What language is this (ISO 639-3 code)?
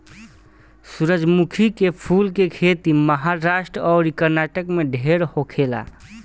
bho